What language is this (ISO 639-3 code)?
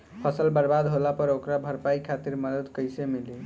bho